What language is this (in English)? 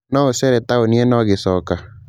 Kikuyu